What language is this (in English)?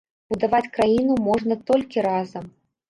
Belarusian